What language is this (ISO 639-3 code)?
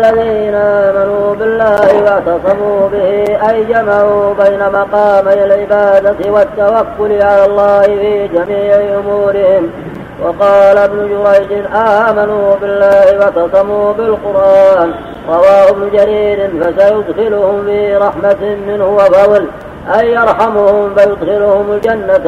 ara